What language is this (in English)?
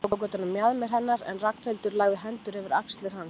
Icelandic